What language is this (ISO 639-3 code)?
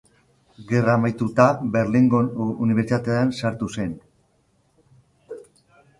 eus